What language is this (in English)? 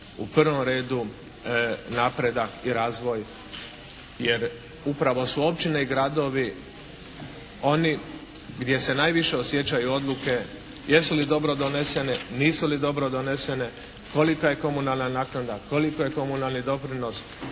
Croatian